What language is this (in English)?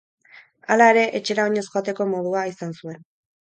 Basque